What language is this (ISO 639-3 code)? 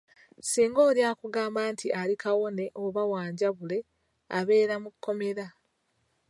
lug